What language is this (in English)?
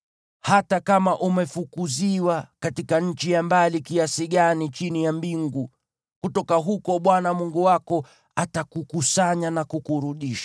Swahili